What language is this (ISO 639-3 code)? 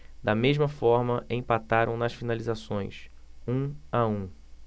por